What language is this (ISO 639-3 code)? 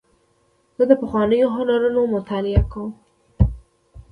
pus